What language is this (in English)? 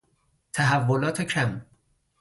Persian